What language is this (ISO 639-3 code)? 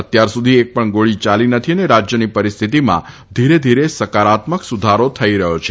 guj